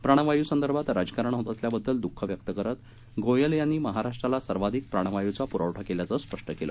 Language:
Marathi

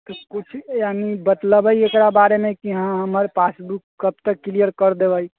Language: Maithili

